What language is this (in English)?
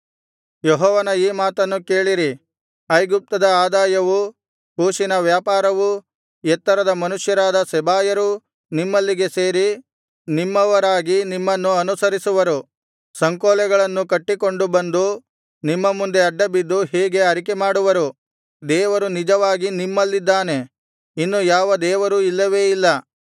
Kannada